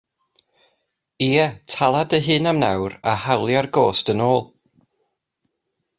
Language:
Welsh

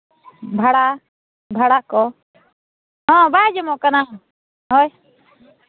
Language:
Santali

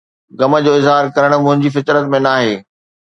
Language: Sindhi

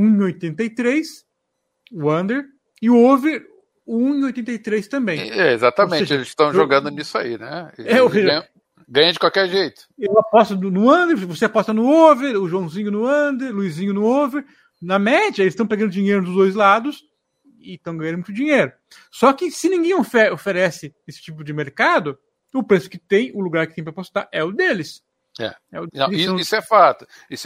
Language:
Portuguese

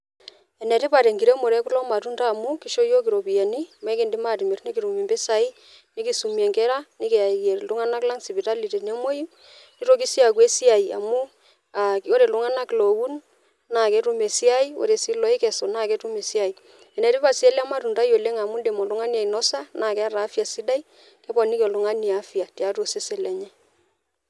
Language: Masai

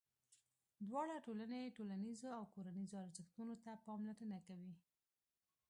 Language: Pashto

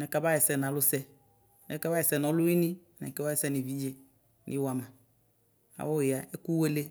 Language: Ikposo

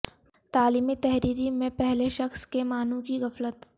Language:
Urdu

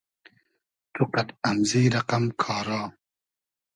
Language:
Hazaragi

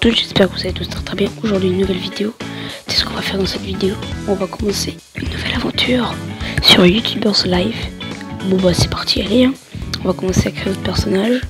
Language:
French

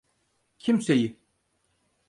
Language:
Turkish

